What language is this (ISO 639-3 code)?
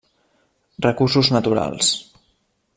cat